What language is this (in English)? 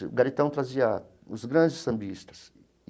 Portuguese